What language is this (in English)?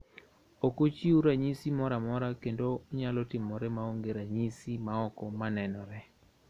Luo (Kenya and Tanzania)